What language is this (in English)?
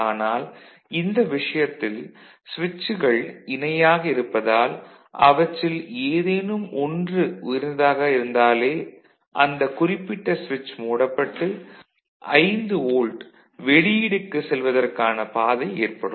Tamil